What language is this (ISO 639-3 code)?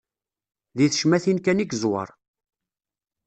kab